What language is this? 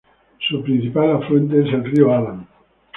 Spanish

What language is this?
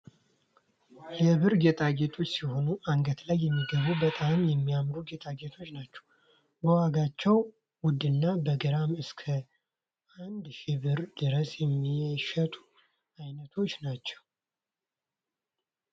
Amharic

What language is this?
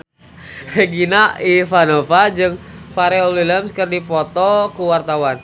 Sundanese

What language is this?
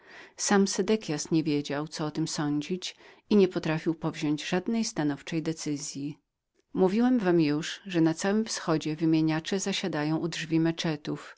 Polish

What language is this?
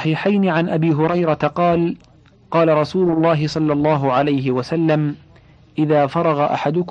Arabic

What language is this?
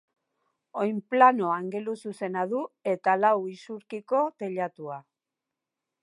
Basque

